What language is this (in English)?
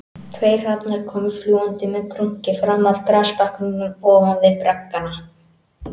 Icelandic